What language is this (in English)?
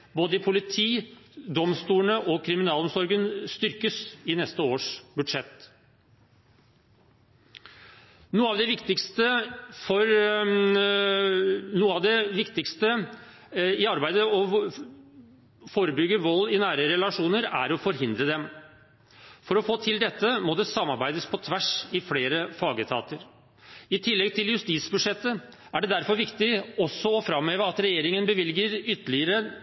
Norwegian Bokmål